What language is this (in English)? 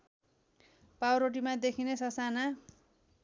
Nepali